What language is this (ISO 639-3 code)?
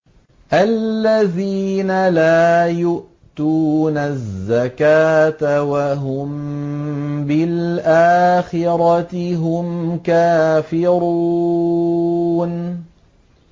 ara